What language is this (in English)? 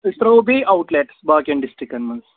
Kashmiri